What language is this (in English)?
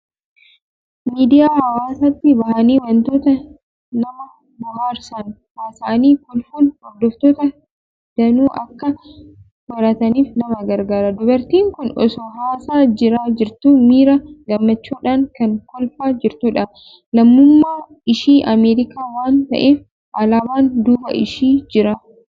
Oromo